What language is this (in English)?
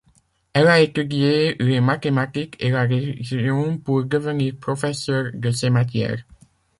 French